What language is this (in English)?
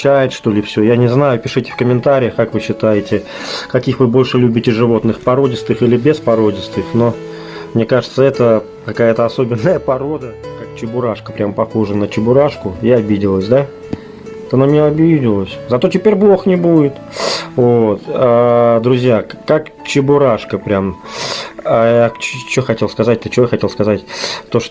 Russian